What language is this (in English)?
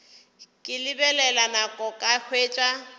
Northern Sotho